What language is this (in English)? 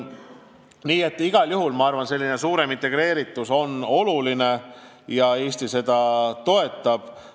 Estonian